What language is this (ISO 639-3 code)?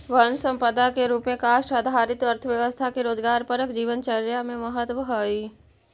mag